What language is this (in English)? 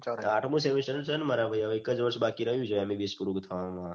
Gujarati